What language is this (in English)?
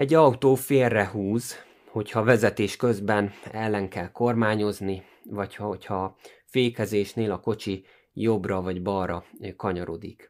Hungarian